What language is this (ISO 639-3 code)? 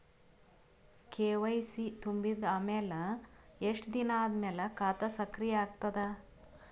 kan